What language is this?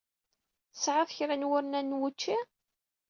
Kabyle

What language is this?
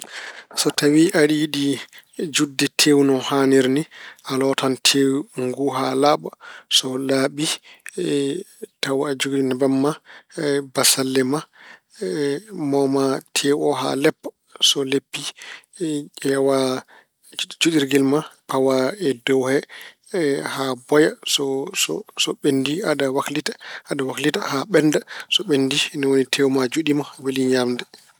Fula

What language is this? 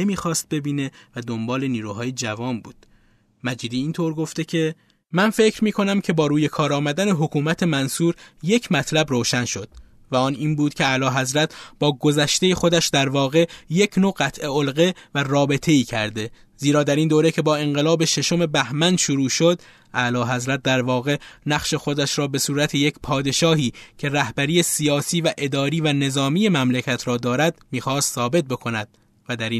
Persian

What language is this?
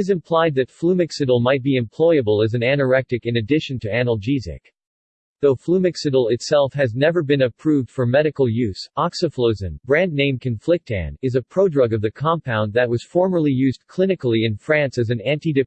English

